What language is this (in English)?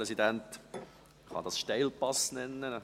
Swiss German